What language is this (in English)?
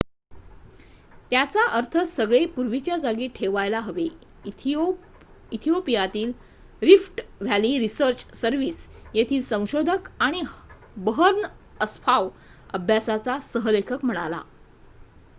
Marathi